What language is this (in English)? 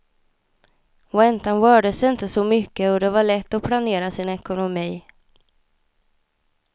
Swedish